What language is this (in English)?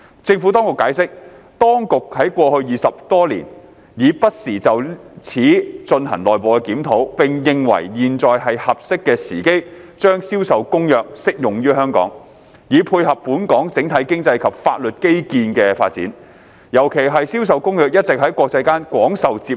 Cantonese